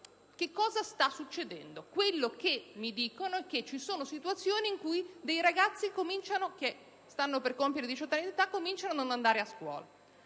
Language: Italian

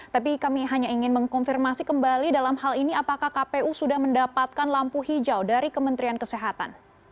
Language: Indonesian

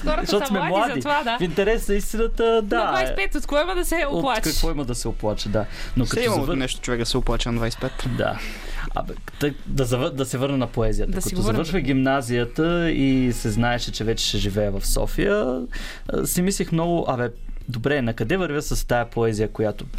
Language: Bulgarian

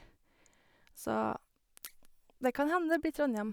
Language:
Norwegian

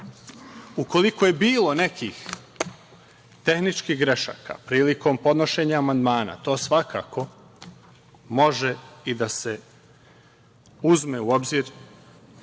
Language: Serbian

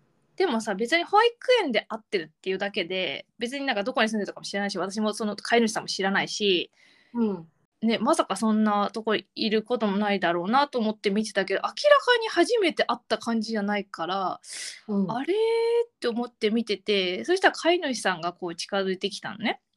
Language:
Japanese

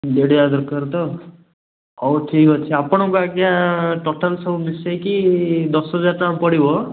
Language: Odia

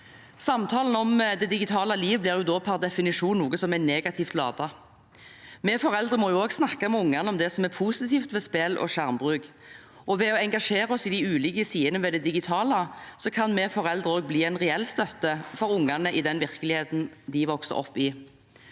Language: Norwegian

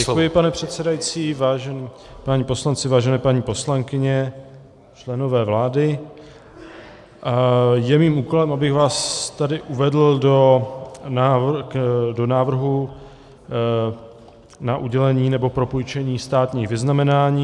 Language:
Czech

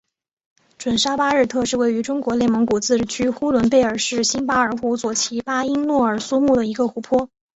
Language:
Chinese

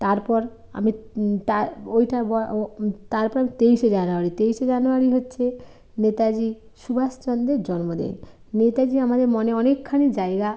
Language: Bangla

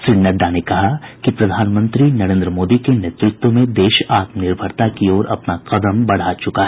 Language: Hindi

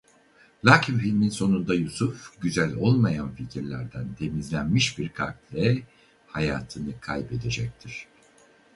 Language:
Turkish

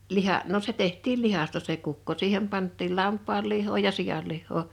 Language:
Finnish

